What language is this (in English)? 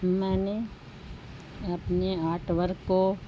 Urdu